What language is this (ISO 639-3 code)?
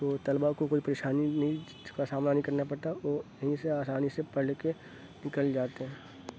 urd